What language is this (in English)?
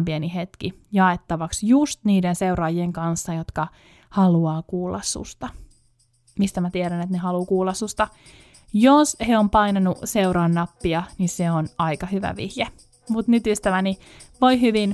Finnish